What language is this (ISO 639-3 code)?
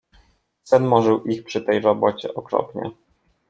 pol